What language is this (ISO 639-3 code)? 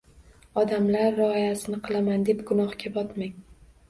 uzb